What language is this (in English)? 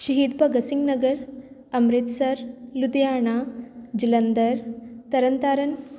Punjabi